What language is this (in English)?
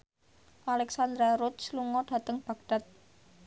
Javanese